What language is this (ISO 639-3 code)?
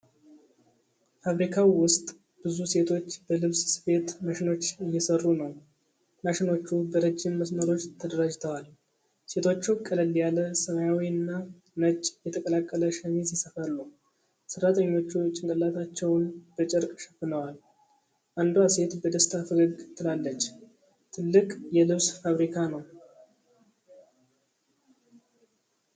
amh